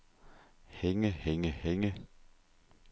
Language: Danish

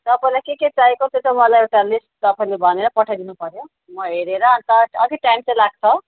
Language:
Nepali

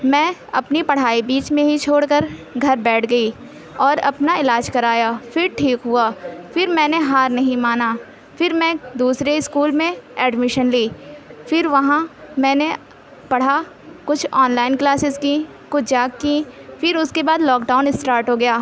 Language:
Urdu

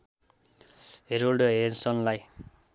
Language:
Nepali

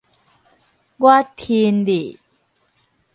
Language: Min Nan Chinese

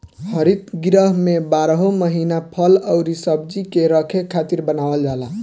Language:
Bhojpuri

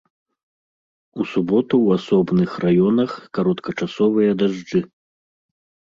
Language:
Belarusian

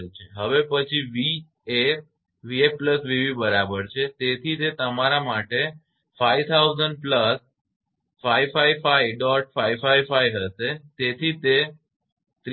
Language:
Gujarati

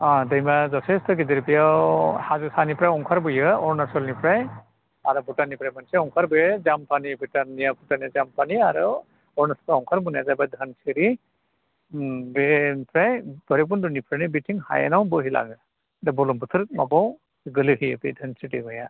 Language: Bodo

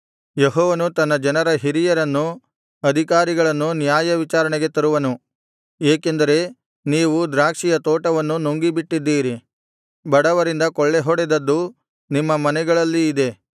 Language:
Kannada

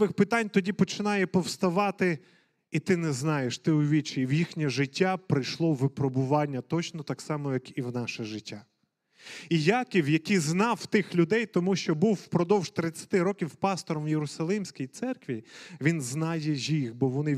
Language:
Ukrainian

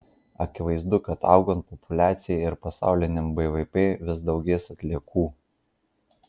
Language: Lithuanian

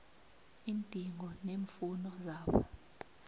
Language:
South Ndebele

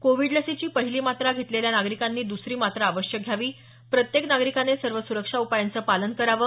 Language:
Marathi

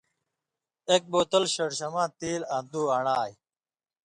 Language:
Indus Kohistani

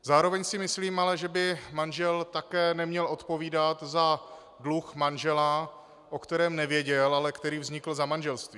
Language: Czech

